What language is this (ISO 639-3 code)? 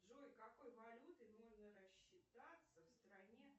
rus